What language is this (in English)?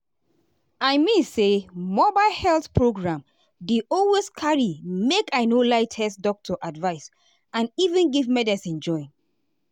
Nigerian Pidgin